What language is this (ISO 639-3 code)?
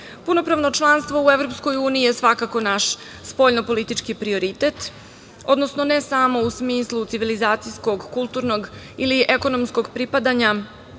srp